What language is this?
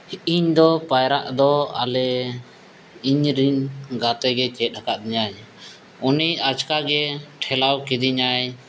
Santali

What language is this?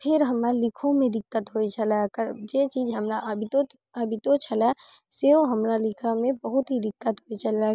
Maithili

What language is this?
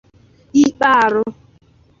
Igbo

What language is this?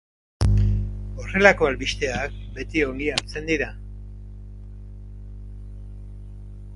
Basque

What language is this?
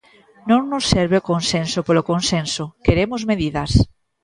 Galician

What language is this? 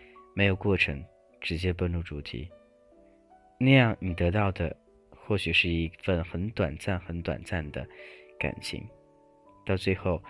Chinese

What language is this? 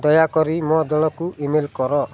Odia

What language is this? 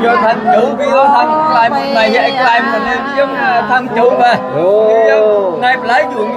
Thai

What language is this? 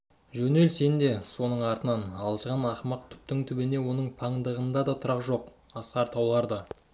Kazakh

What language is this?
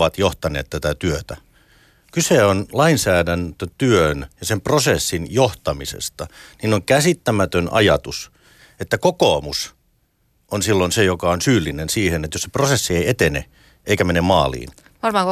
Finnish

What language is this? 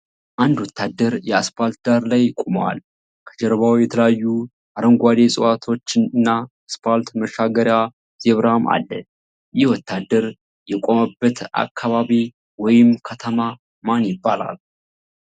Amharic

